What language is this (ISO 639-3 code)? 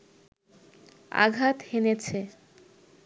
ben